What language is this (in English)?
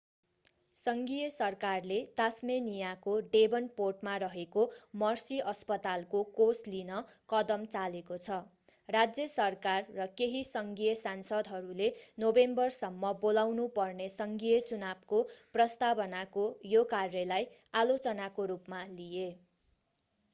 Nepali